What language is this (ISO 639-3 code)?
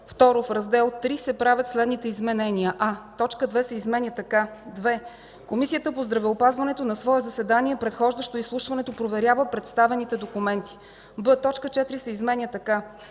bul